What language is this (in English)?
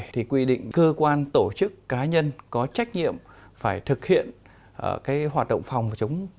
Vietnamese